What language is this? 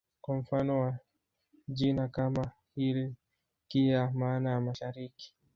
Swahili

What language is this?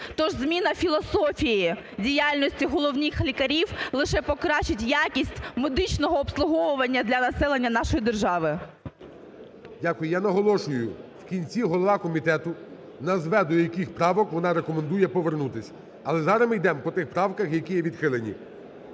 Ukrainian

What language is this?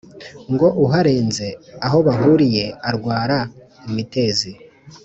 Kinyarwanda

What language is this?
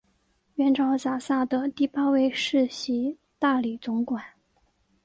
Chinese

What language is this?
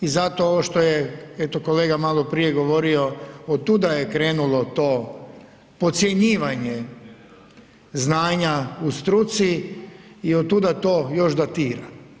Croatian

